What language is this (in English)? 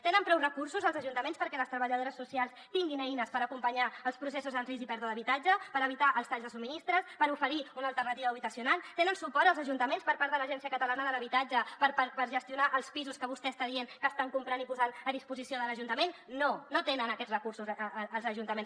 Catalan